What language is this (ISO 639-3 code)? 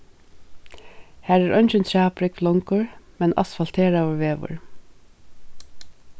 fao